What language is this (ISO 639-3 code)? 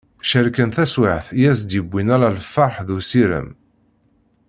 kab